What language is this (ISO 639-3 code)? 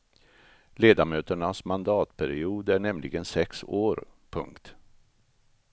swe